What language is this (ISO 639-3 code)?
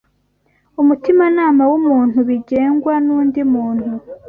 kin